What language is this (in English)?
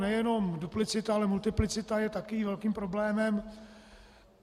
Czech